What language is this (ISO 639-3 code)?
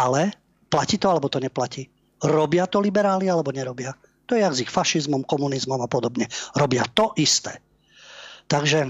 slk